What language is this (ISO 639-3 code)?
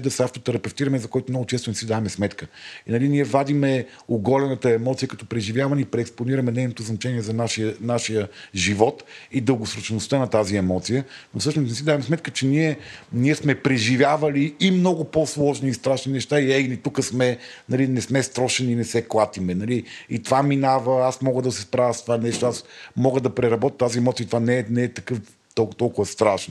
bul